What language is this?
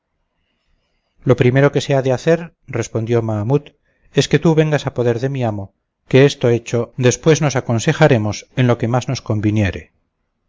Spanish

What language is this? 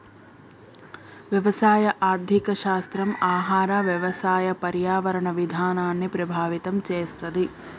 Telugu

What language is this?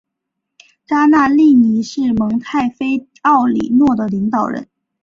Chinese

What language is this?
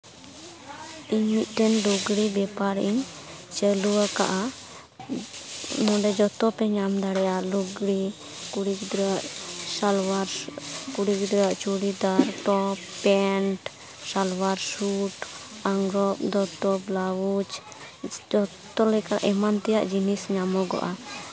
Santali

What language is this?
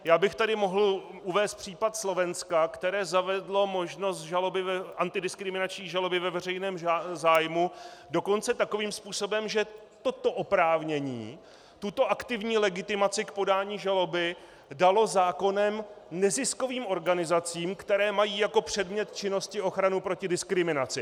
Czech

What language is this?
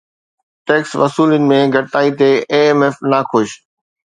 Sindhi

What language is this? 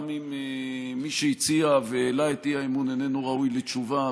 Hebrew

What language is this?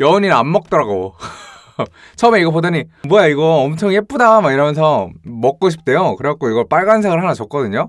Korean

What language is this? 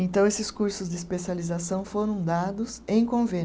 Portuguese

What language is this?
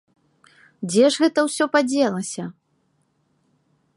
Belarusian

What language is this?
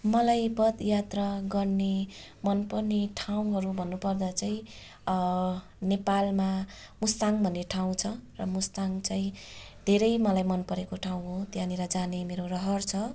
Nepali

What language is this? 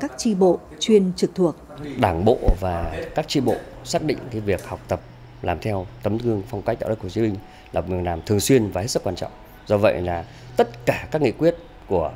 Vietnamese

